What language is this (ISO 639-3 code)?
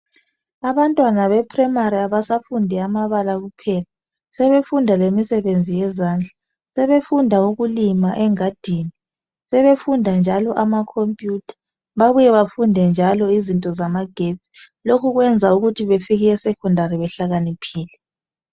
nde